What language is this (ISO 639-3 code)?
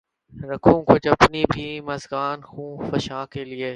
urd